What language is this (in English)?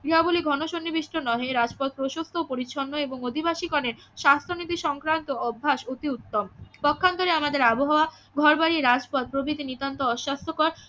Bangla